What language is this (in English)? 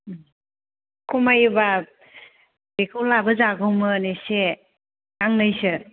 Bodo